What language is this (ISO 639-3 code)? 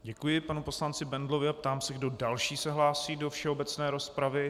ces